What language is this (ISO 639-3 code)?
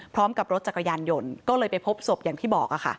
tha